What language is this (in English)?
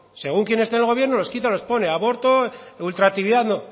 Spanish